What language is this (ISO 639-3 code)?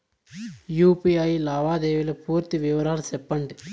tel